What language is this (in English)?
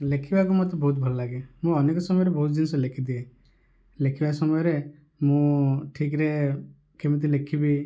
Odia